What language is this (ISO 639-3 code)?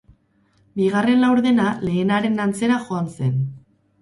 eus